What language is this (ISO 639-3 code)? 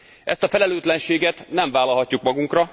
hun